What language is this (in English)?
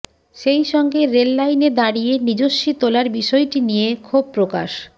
Bangla